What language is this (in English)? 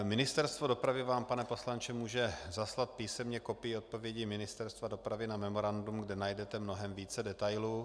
Czech